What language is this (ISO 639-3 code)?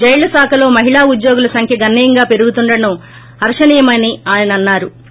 tel